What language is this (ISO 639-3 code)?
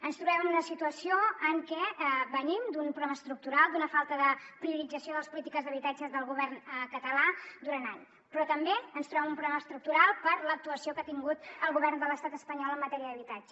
cat